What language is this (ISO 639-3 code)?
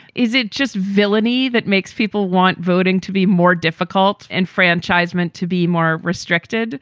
eng